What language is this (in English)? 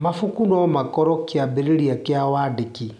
Kikuyu